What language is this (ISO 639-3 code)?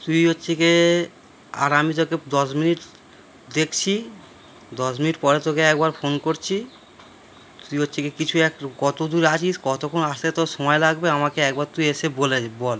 ben